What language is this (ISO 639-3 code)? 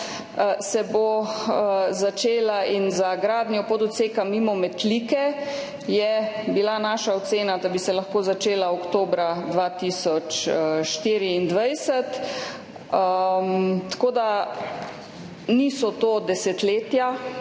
slv